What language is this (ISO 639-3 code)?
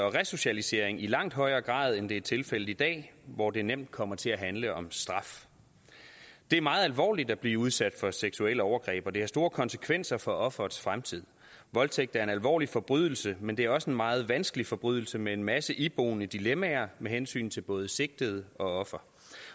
dan